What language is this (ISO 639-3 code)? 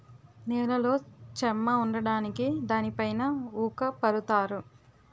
tel